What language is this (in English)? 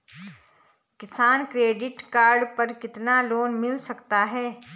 Hindi